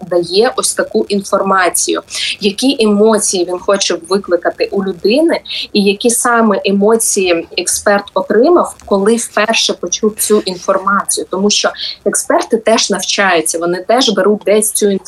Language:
Ukrainian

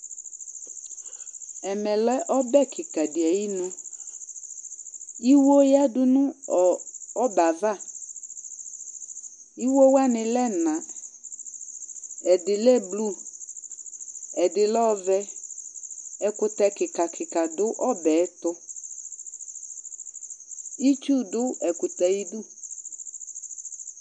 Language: Ikposo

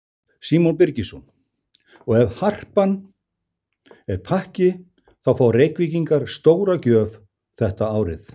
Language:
Icelandic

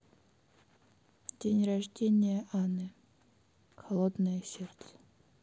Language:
Russian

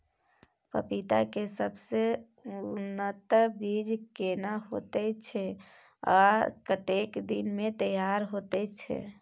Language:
Maithili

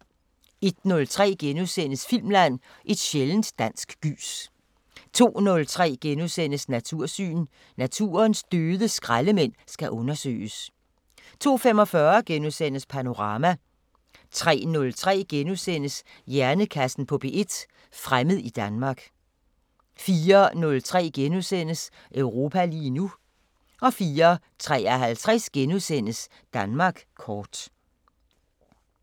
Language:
Danish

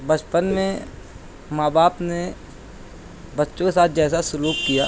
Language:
Urdu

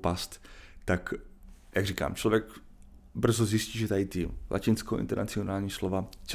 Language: Czech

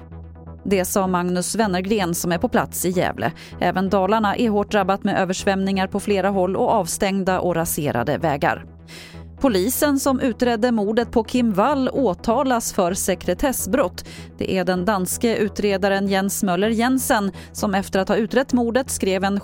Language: Swedish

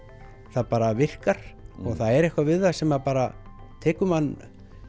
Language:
Icelandic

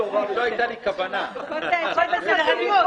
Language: Hebrew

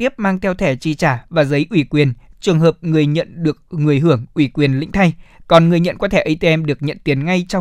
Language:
Vietnamese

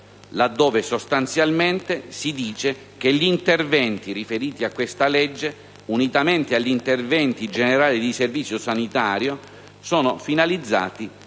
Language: Italian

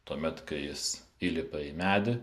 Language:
Lithuanian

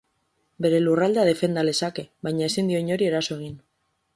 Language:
Basque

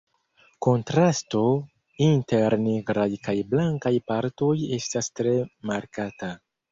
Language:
Esperanto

